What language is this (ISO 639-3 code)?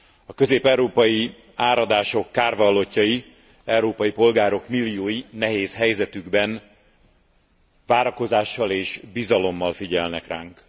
hun